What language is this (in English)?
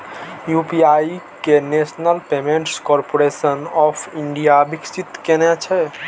Maithili